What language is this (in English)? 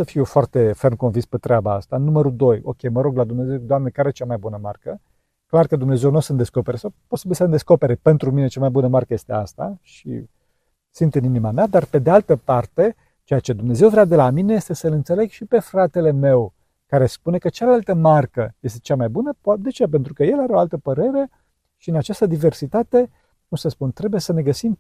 Romanian